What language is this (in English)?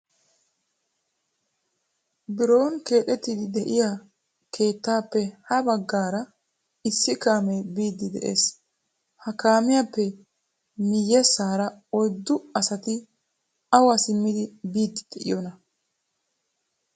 Wolaytta